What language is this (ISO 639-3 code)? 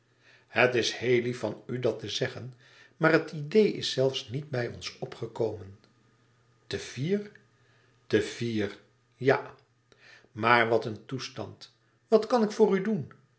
nld